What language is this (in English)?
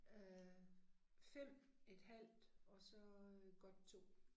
Danish